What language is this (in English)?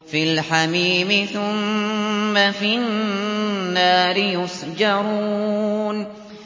Arabic